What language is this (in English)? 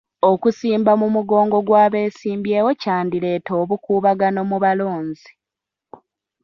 Ganda